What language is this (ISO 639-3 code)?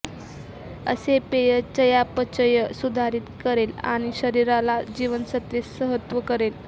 mar